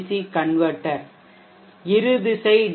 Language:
Tamil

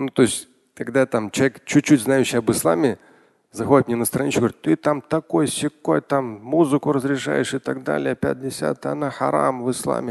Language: Russian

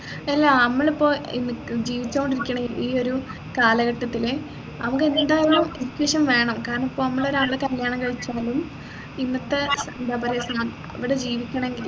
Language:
Malayalam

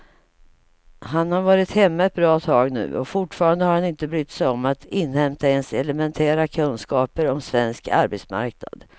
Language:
Swedish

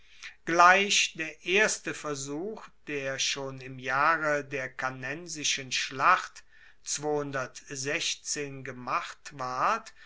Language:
German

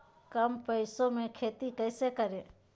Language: Magahi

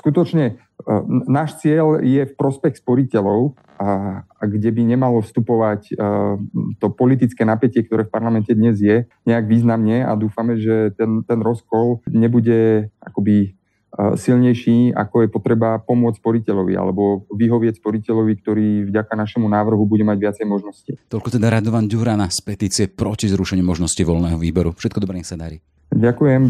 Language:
Slovak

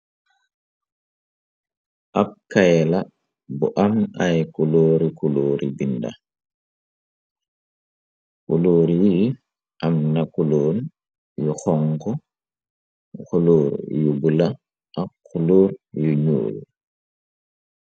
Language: Wolof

